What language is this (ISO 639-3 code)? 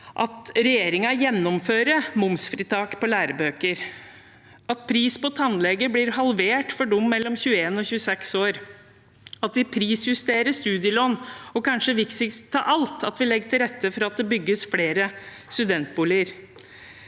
nor